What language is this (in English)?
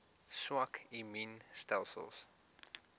Afrikaans